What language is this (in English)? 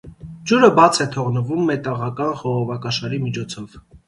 Armenian